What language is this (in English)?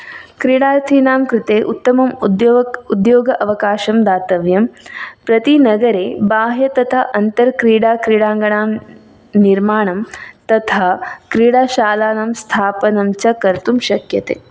Sanskrit